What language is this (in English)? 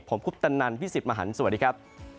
Thai